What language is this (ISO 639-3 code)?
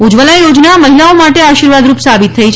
guj